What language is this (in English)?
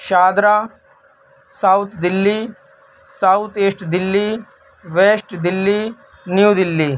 Urdu